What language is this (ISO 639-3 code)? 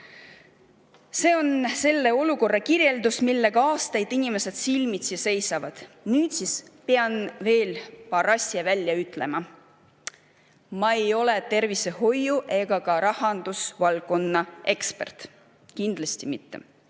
est